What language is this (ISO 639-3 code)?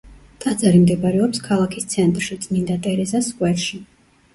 kat